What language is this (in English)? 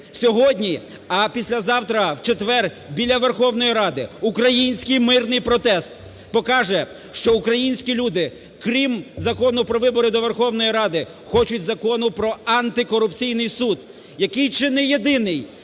Ukrainian